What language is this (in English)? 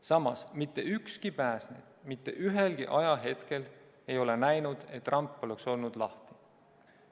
Estonian